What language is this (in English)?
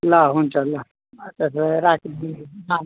Nepali